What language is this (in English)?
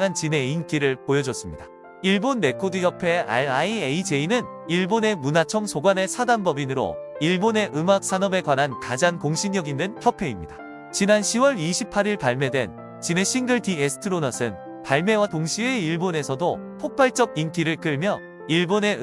Korean